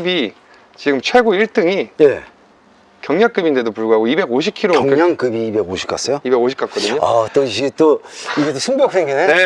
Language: Korean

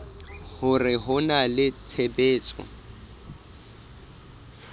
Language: Southern Sotho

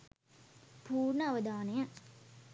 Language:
Sinhala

